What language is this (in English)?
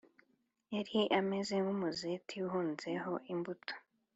Kinyarwanda